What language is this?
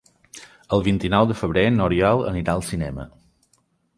Catalan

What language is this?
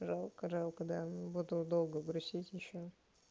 Russian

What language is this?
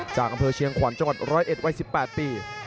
Thai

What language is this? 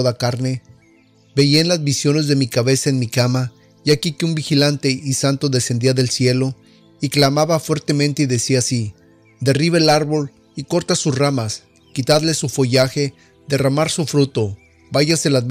Spanish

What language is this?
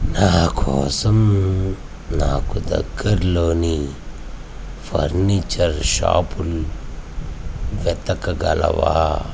Telugu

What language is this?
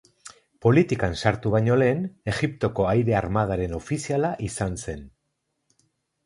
Basque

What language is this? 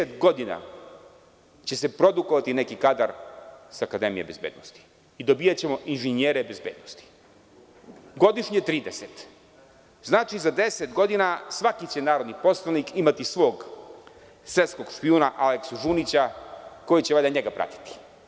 Serbian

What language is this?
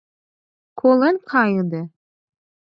Mari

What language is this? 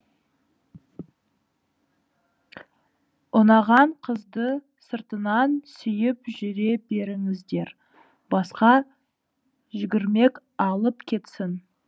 Kazakh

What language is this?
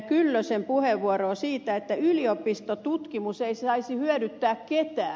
Finnish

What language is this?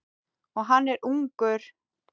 Icelandic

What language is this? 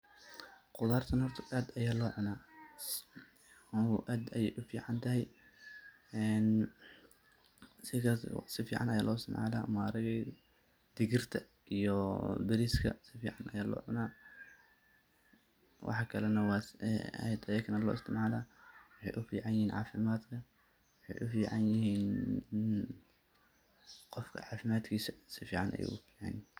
Somali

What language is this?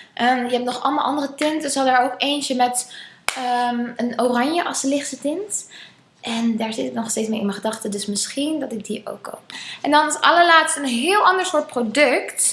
Dutch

